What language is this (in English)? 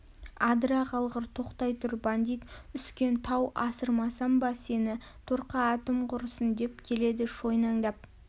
Kazakh